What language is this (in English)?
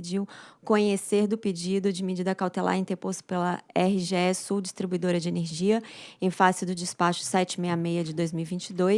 Portuguese